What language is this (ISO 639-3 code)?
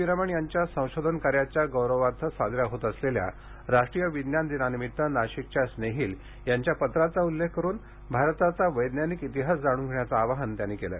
mar